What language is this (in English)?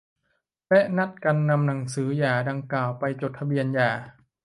Thai